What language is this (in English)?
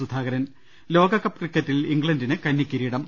Malayalam